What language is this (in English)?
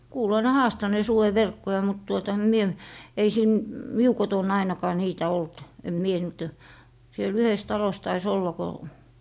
Finnish